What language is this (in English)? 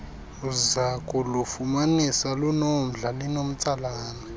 Xhosa